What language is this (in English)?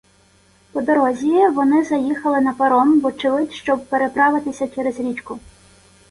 Ukrainian